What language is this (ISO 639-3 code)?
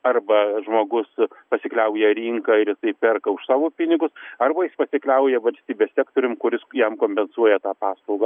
lit